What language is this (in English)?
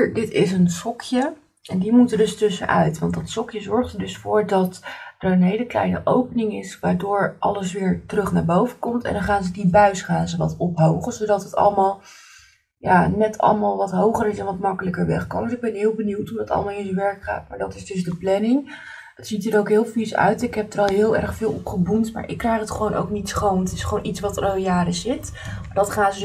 Dutch